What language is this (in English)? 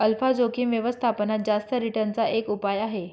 Marathi